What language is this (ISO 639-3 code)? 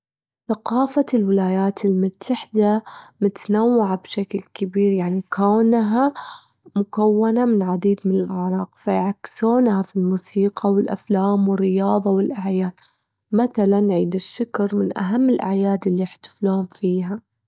afb